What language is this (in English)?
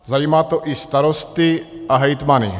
Czech